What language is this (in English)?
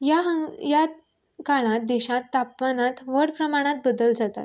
Konkani